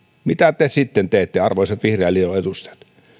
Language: Finnish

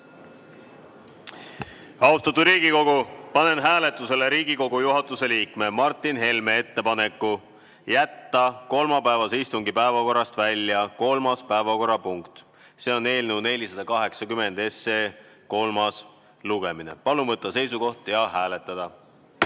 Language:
Estonian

